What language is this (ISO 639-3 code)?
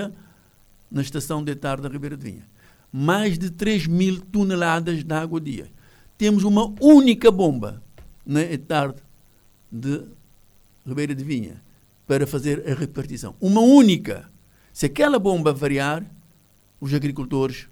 por